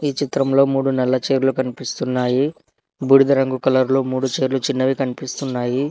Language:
Telugu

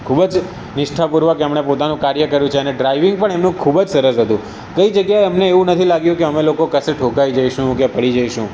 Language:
Gujarati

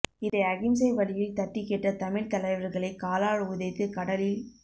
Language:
Tamil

